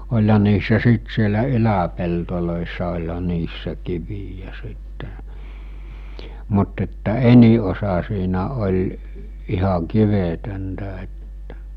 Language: Finnish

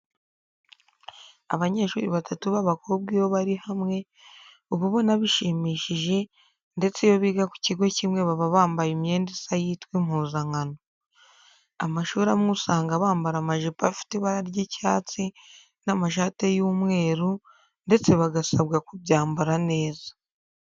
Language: Kinyarwanda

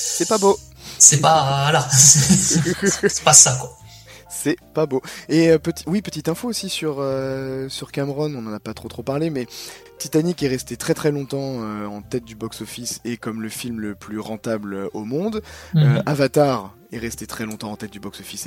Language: French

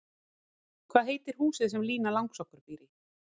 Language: Icelandic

